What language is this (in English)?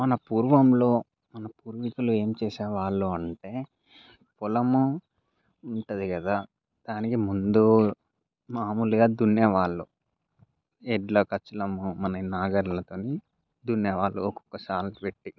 Telugu